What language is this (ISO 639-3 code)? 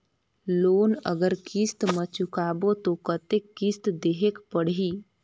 hne